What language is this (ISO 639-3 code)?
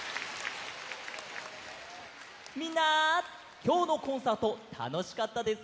jpn